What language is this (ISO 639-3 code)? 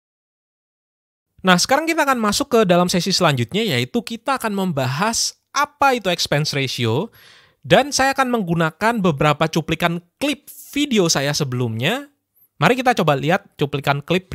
ind